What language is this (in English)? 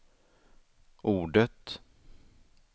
Swedish